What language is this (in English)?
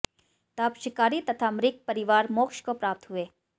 Hindi